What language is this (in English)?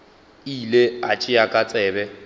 Northern Sotho